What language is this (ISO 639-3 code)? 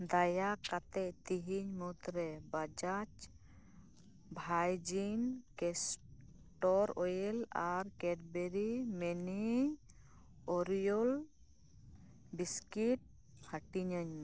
sat